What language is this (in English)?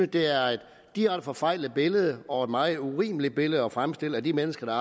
Danish